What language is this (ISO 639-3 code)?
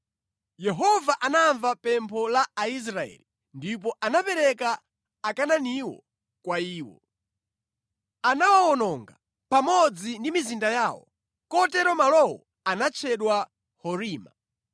nya